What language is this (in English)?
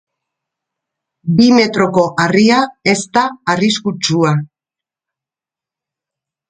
Basque